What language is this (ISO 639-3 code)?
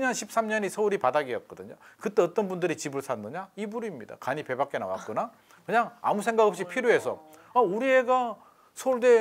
kor